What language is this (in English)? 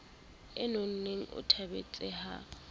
Southern Sotho